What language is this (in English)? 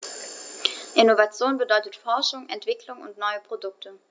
German